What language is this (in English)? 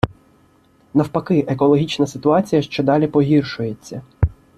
Ukrainian